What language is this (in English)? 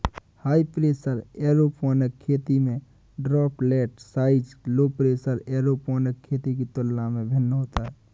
Hindi